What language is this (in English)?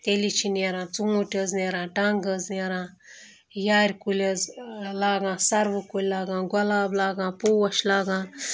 Kashmiri